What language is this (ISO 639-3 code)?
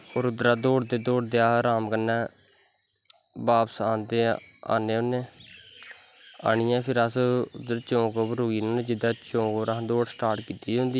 doi